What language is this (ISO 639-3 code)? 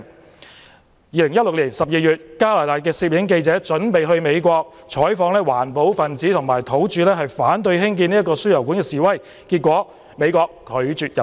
yue